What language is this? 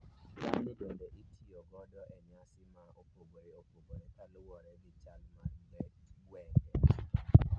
Luo (Kenya and Tanzania)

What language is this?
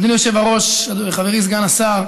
Hebrew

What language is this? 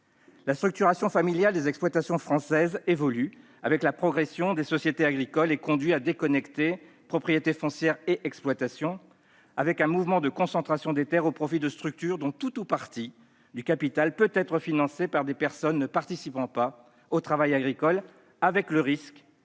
French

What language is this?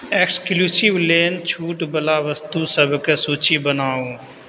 Maithili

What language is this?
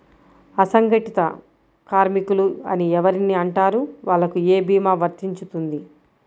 Telugu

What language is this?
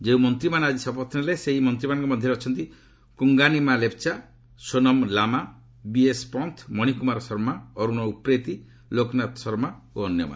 Odia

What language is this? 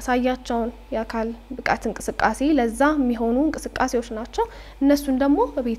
Arabic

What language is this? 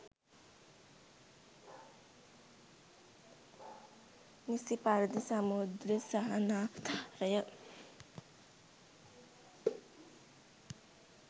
Sinhala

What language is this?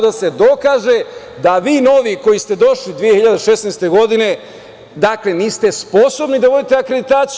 Serbian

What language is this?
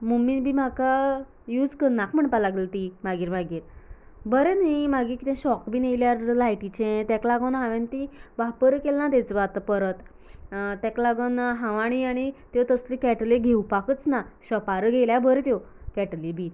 Konkani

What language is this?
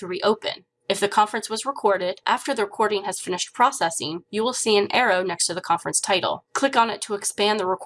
English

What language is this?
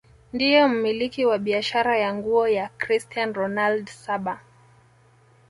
Swahili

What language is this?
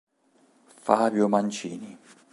Italian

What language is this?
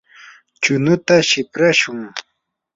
Yanahuanca Pasco Quechua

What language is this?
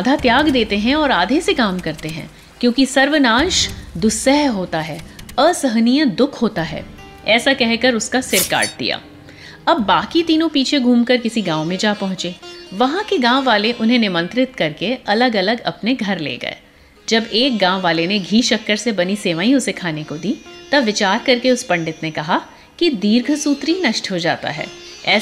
Hindi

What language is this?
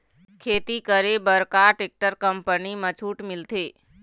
Chhattisgarhi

